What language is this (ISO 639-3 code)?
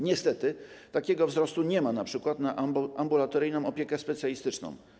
pol